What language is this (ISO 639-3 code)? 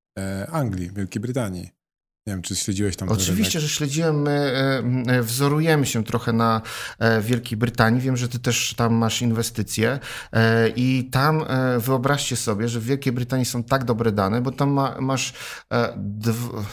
pol